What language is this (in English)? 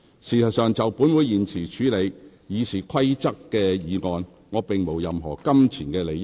Cantonese